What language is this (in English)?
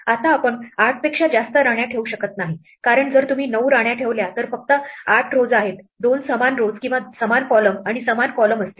Marathi